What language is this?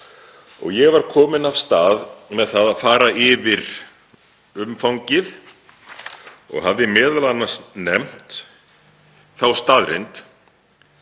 Icelandic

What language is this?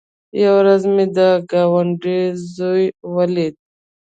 Pashto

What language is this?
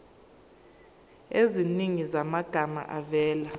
Zulu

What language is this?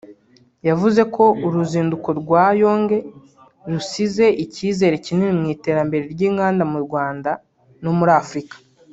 Kinyarwanda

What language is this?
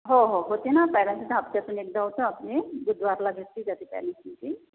Marathi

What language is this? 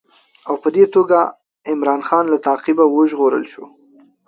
Pashto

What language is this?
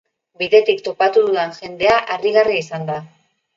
Basque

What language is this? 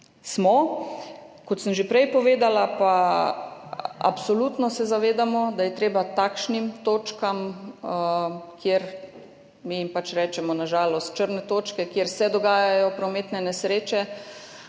Slovenian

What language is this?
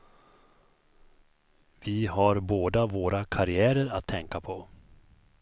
Swedish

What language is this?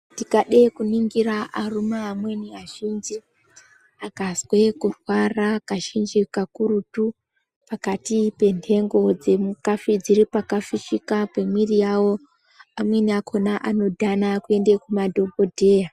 Ndau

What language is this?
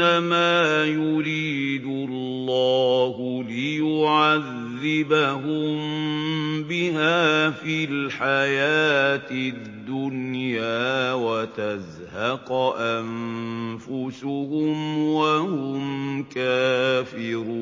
Arabic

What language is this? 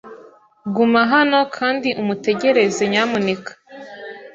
Kinyarwanda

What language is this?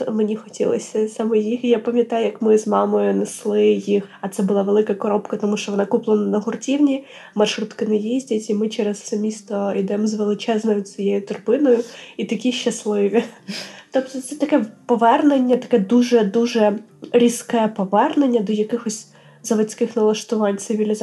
Ukrainian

